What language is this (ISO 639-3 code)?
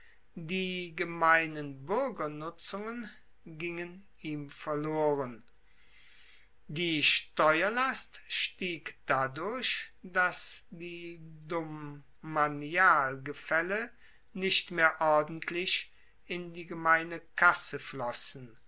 deu